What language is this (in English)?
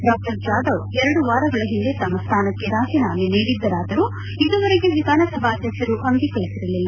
Kannada